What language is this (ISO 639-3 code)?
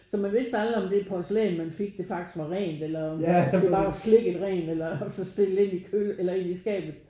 dan